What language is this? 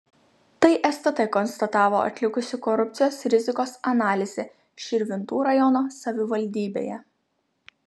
Lithuanian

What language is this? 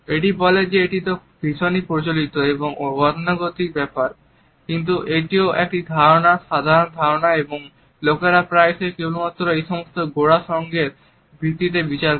Bangla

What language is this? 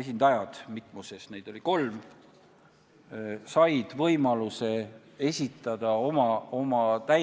Estonian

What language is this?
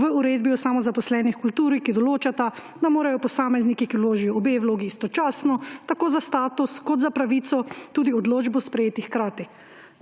Slovenian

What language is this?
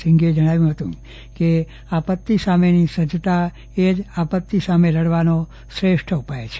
Gujarati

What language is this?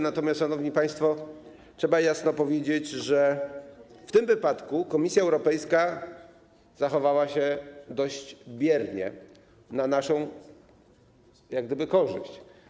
Polish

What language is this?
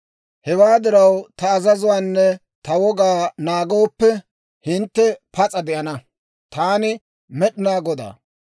Dawro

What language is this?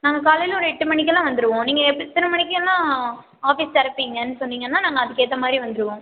Tamil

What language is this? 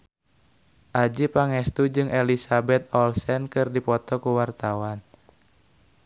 Sundanese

